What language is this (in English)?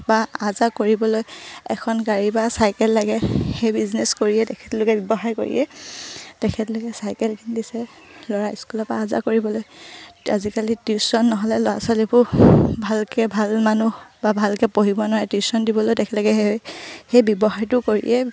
Assamese